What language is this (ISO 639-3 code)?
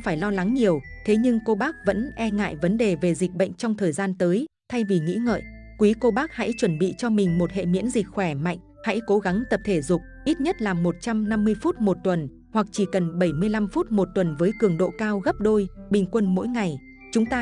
vie